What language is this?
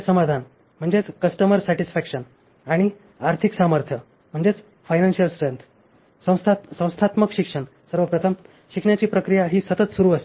Marathi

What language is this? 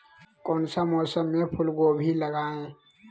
Magahi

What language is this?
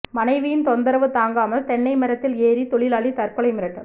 Tamil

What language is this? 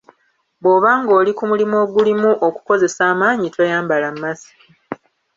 Ganda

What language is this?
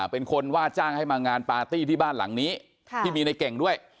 Thai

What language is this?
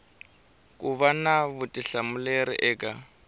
Tsonga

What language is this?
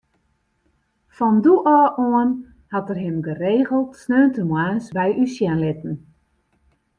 Western Frisian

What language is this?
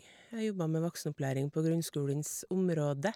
Norwegian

